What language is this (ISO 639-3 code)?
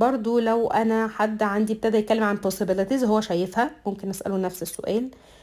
ara